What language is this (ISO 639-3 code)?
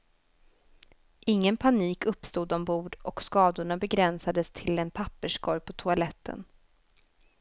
swe